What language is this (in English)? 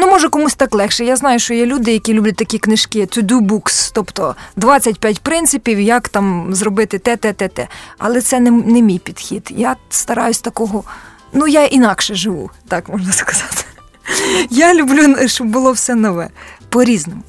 Ukrainian